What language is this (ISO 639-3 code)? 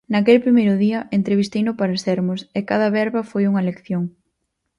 glg